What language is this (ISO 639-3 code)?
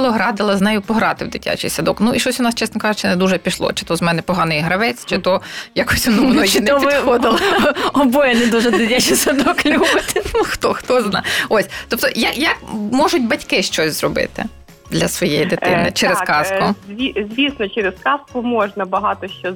ukr